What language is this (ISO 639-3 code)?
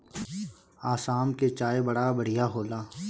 bho